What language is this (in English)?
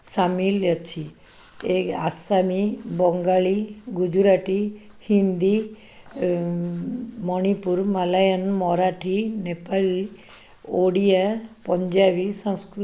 Odia